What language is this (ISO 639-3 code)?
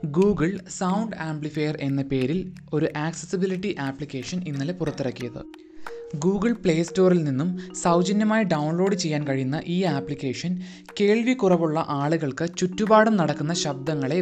mal